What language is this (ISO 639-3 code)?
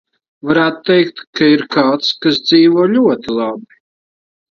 lav